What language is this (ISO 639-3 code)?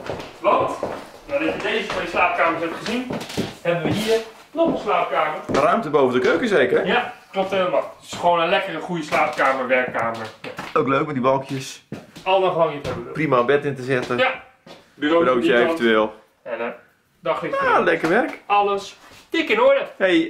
nld